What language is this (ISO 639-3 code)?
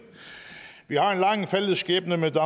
dan